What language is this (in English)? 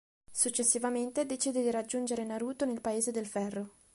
Italian